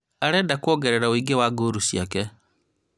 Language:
Kikuyu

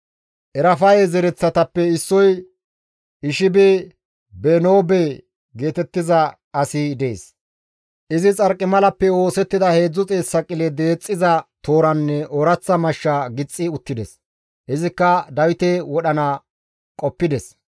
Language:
Gamo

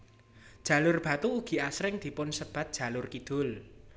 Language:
Javanese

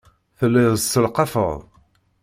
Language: Kabyle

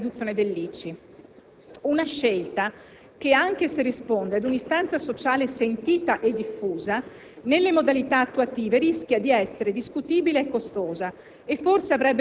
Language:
Italian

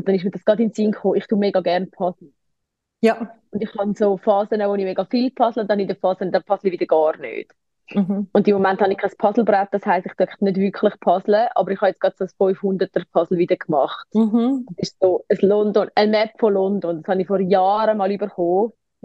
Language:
German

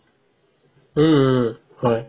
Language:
Assamese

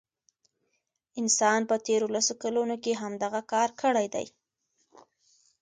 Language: Pashto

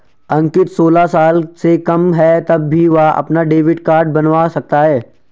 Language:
Hindi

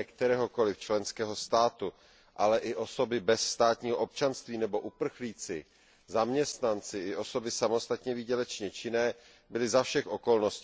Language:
Czech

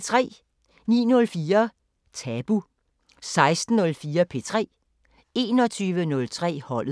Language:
Danish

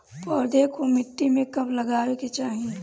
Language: Bhojpuri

